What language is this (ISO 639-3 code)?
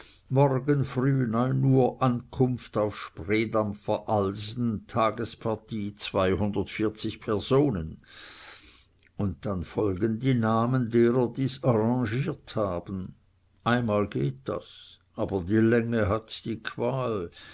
deu